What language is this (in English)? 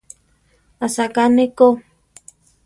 Central Tarahumara